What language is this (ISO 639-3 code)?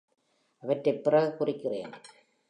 tam